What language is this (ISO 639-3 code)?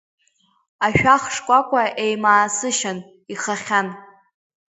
abk